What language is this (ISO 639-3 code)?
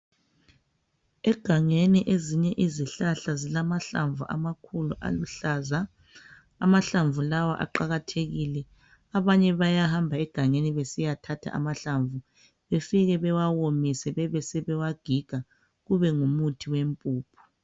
nde